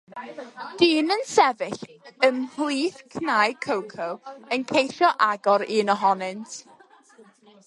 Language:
Welsh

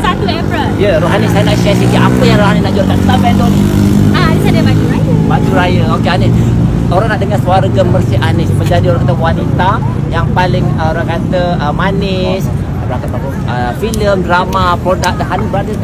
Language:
Malay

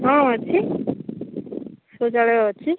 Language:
Odia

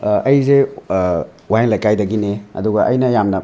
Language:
Manipuri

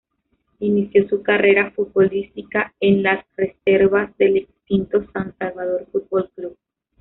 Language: Spanish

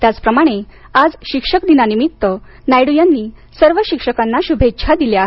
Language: Marathi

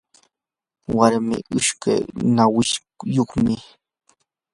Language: Yanahuanca Pasco Quechua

